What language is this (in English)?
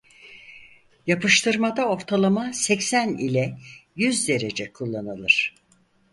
Turkish